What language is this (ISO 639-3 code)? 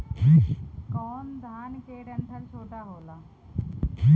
bho